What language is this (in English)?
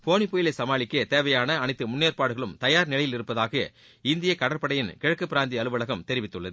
Tamil